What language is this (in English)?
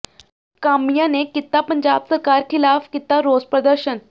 Punjabi